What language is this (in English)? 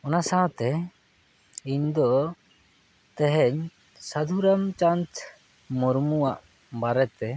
Santali